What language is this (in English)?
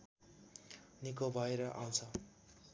Nepali